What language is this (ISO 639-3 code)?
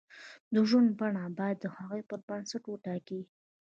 pus